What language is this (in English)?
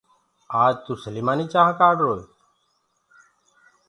Gurgula